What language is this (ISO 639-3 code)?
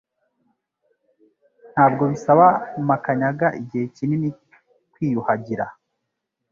kin